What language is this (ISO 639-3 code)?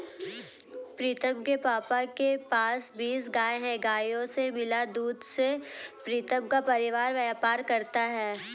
hin